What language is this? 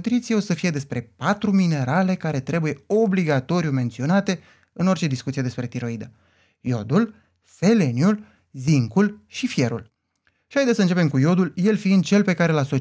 Romanian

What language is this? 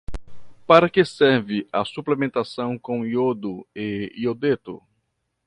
Portuguese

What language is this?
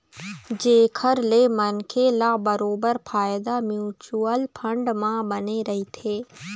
Chhattisgarhi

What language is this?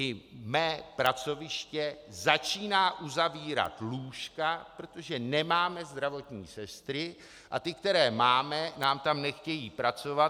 Czech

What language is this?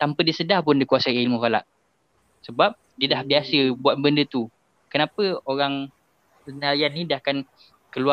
Malay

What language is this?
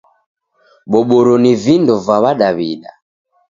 Taita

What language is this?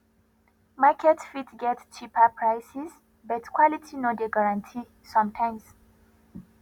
Nigerian Pidgin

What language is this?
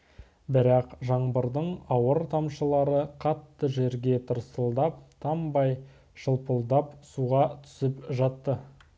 Kazakh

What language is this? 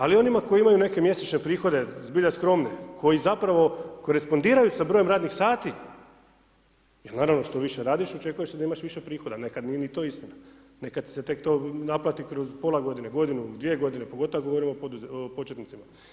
Croatian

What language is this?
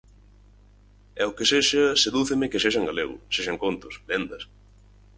Galician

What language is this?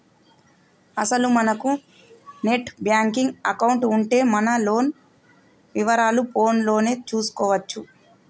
Telugu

